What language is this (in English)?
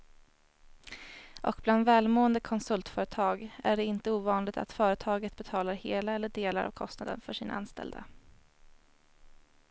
Swedish